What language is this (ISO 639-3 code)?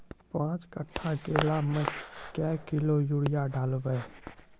mai